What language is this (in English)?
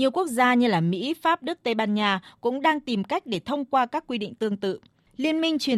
Vietnamese